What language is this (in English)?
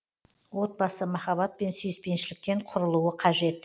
Kazakh